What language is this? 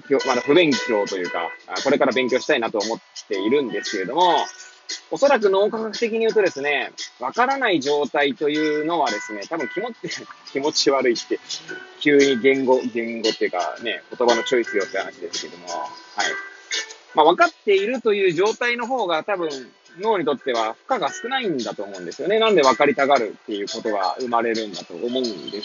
Japanese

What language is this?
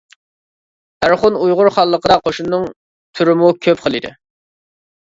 Uyghur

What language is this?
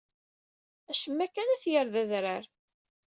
Kabyle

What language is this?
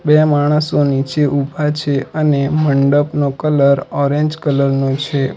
Gujarati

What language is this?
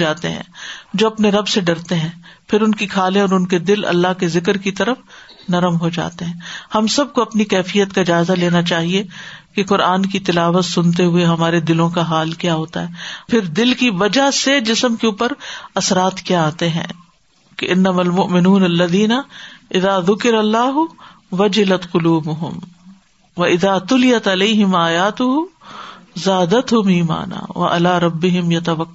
Urdu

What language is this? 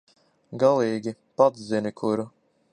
Latvian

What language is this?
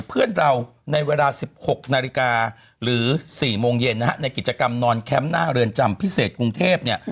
Thai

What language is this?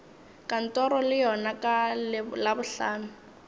Northern Sotho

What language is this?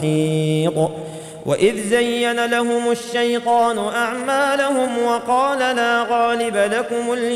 Arabic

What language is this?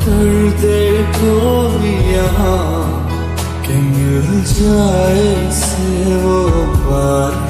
Romanian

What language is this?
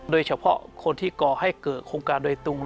Thai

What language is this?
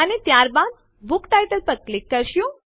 Gujarati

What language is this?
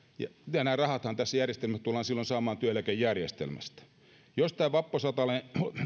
Finnish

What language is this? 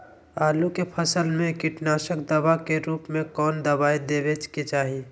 Magahi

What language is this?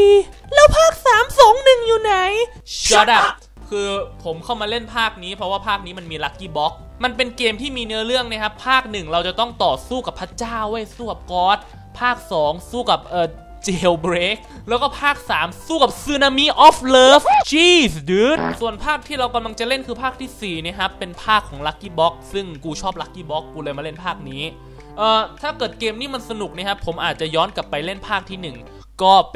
Thai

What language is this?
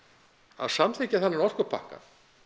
Icelandic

